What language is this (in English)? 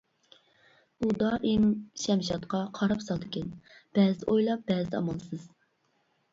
Uyghur